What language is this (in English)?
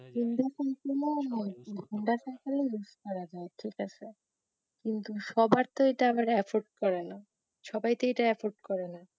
Bangla